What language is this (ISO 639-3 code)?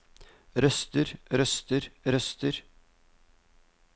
nor